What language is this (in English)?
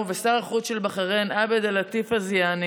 Hebrew